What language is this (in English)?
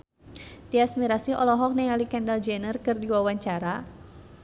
Sundanese